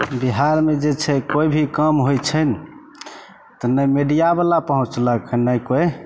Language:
Maithili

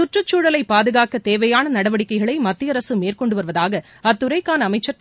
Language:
Tamil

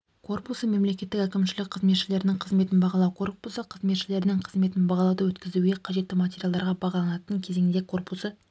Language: Kazakh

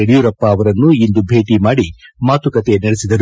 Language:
Kannada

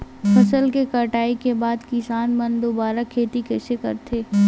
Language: Chhattisgarhi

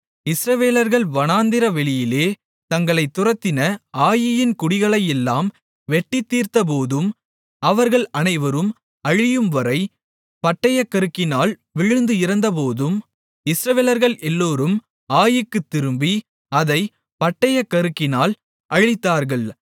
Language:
Tamil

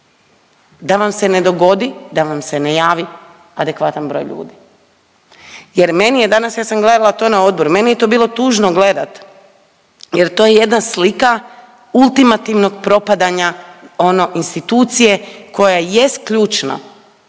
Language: Croatian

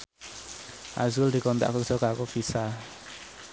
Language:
Javanese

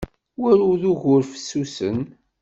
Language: Kabyle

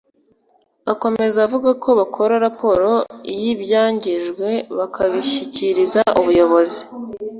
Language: Kinyarwanda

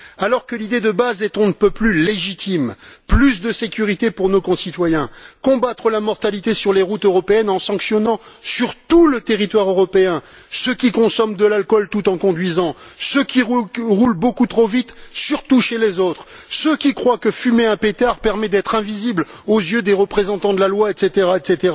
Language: French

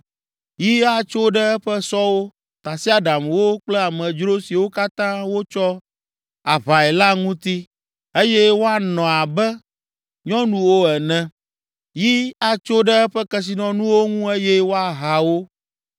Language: Ewe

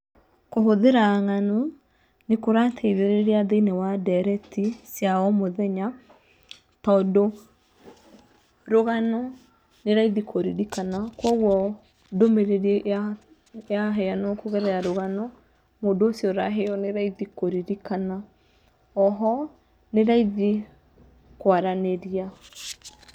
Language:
Kikuyu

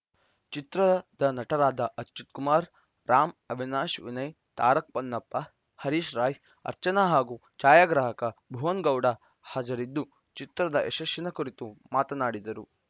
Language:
Kannada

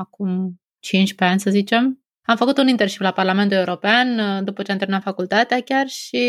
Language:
Romanian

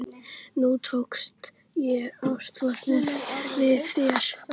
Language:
Icelandic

